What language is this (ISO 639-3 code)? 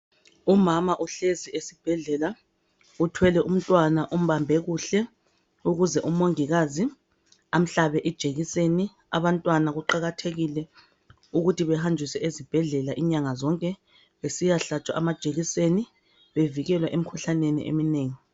nde